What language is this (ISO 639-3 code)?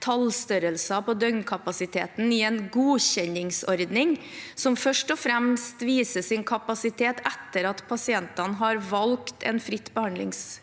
nor